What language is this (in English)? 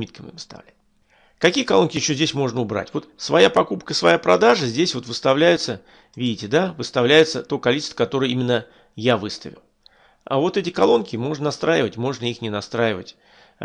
Russian